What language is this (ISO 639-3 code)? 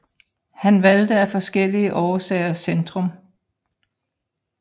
dan